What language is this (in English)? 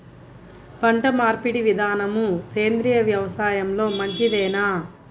Telugu